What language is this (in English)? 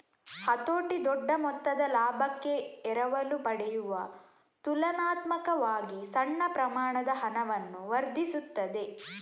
Kannada